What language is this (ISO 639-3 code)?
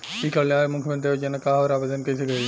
bho